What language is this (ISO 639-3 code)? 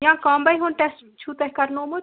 kas